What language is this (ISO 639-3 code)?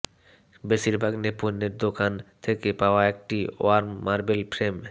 ben